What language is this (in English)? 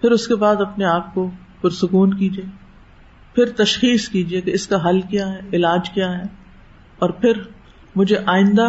Urdu